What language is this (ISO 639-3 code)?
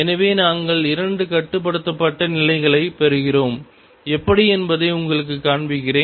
tam